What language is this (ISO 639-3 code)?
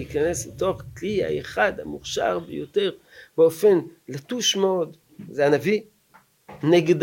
heb